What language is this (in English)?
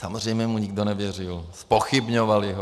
Czech